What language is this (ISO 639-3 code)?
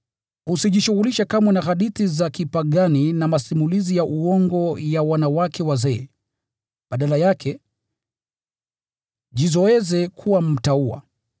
swa